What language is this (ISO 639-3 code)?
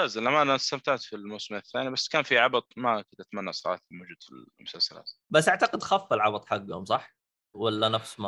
ara